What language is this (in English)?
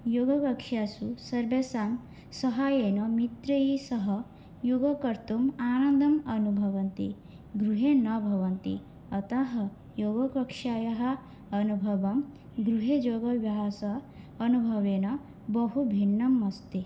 Sanskrit